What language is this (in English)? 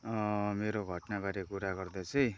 Nepali